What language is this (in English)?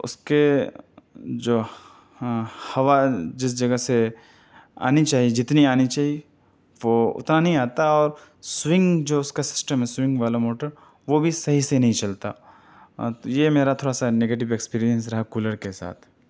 Urdu